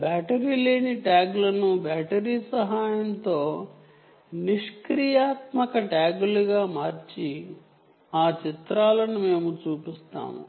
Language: Telugu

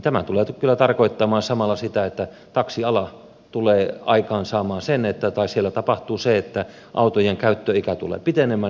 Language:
Finnish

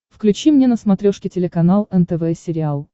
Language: Russian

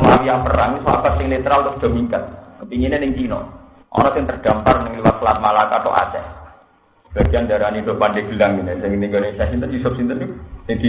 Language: Indonesian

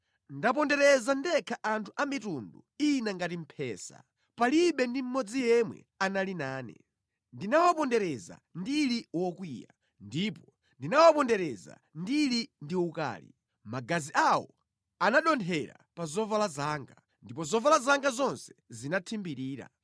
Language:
Nyanja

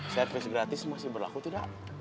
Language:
Indonesian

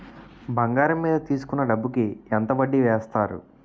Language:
Telugu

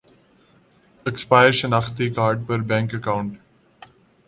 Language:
Urdu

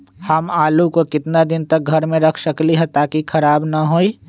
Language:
Magahi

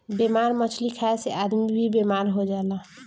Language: Bhojpuri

